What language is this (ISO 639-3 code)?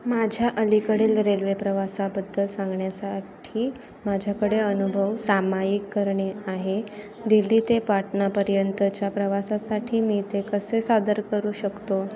mar